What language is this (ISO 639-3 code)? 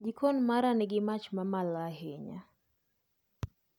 luo